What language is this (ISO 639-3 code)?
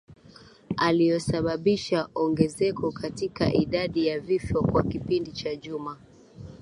swa